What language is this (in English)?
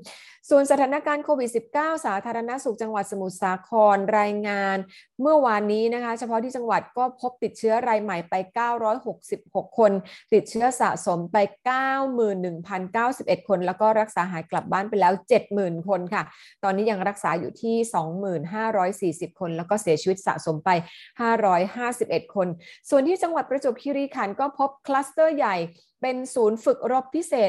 Thai